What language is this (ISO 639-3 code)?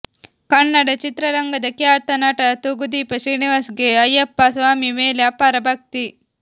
kan